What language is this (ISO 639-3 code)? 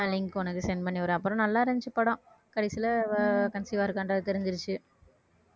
tam